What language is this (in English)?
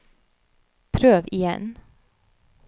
Norwegian